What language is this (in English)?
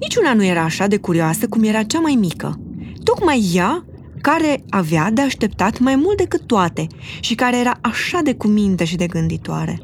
Romanian